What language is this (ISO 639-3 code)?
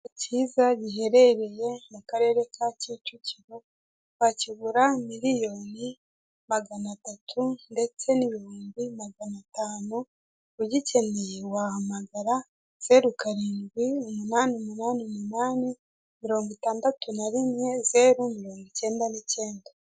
kin